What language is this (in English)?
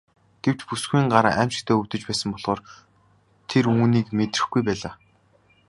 Mongolian